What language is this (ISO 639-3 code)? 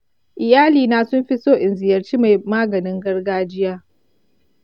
hau